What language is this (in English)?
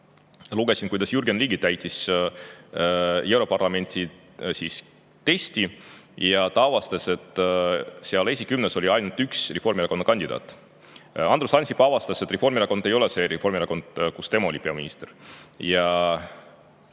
Estonian